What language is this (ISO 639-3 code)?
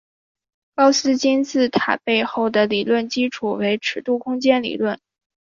zho